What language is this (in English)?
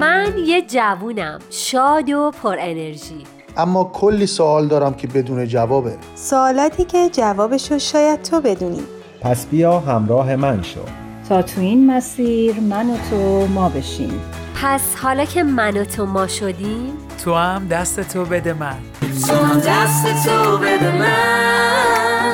Persian